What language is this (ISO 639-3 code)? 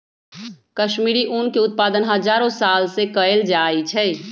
mag